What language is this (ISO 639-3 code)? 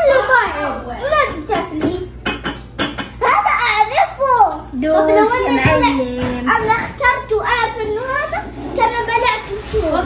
ara